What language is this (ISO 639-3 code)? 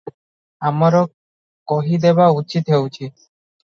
ori